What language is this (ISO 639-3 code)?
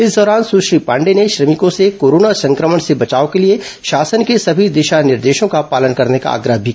hin